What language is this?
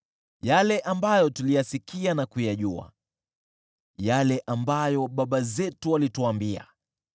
Swahili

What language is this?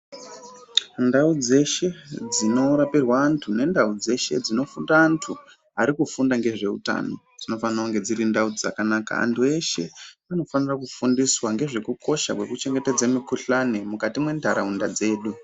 Ndau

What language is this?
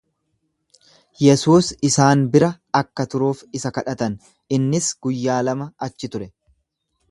Oromo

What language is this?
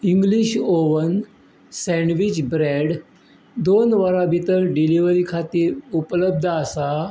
Konkani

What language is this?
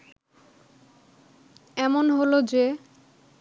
Bangla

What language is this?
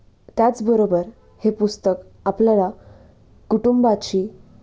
Marathi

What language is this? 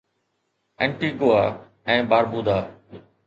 Sindhi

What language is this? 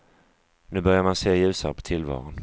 Swedish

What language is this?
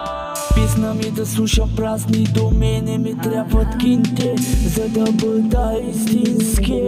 Romanian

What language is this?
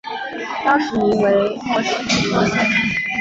Chinese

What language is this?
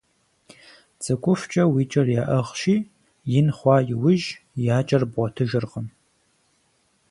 Kabardian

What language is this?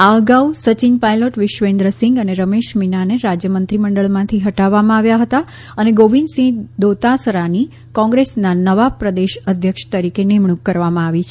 Gujarati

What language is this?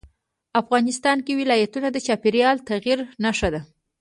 Pashto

